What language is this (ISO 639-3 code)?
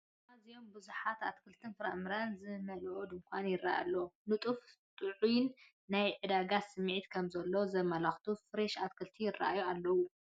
tir